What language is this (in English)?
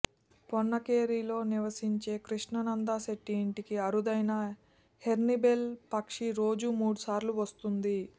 Telugu